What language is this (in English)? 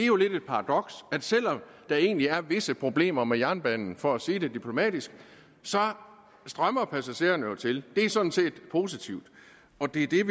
Danish